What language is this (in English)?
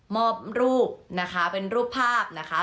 Thai